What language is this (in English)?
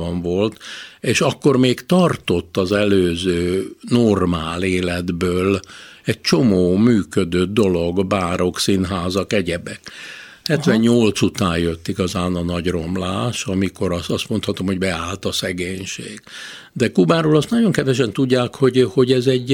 Hungarian